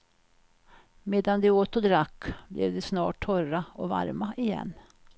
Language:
Swedish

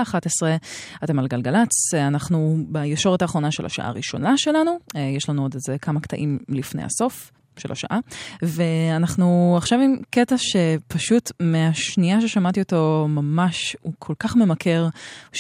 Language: Hebrew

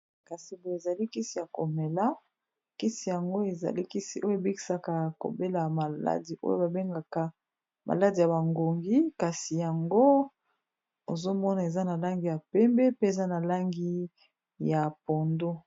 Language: Lingala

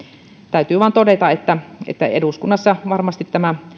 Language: Finnish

